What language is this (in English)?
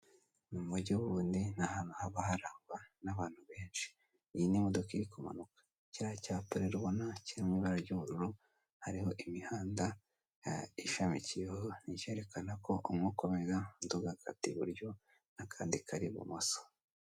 Kinyarwanda